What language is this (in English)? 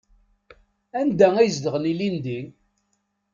Kabyle